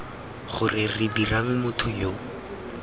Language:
Tswana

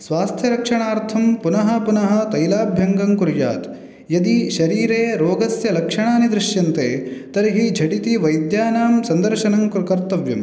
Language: Sanskrit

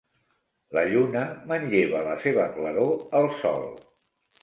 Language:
Catalan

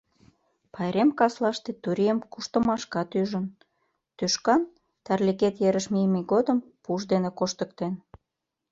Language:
Mari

